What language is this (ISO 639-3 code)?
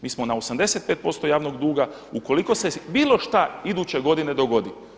hrv